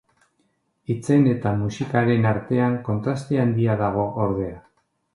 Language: Basque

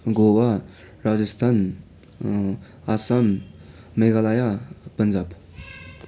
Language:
Nepali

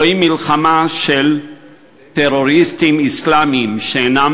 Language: Hebrew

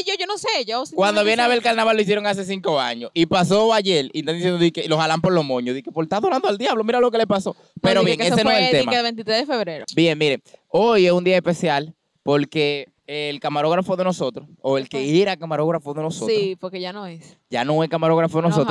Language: Spanish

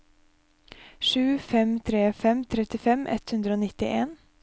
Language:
Norwegian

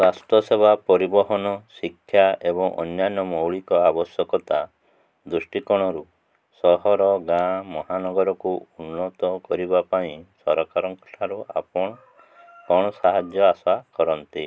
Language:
Odia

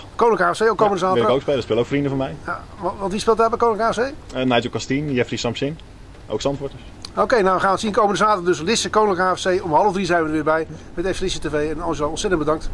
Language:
Dutch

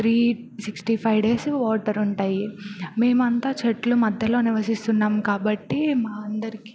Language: Telugu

